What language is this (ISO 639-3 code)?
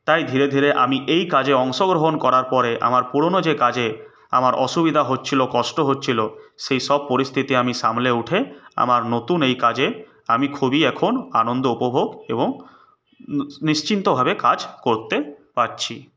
ben